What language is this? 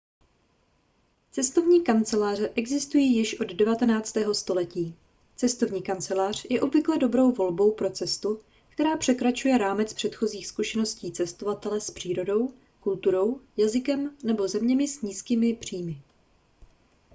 Czech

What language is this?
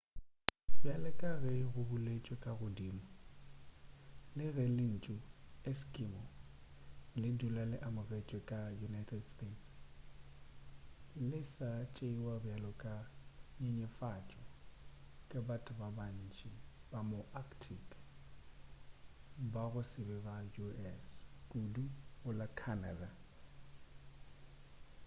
Northern Sotho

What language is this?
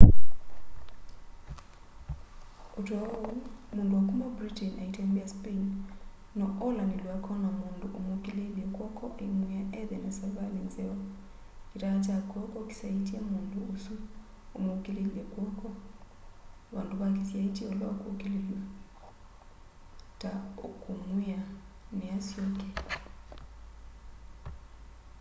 Kamba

